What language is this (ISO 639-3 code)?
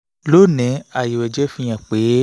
yor